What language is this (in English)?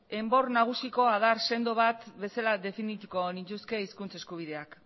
Basque